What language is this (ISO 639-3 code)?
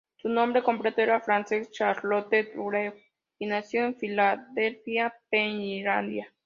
spa